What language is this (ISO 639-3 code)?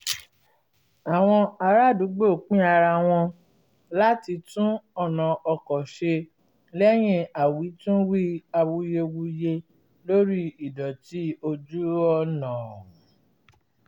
yor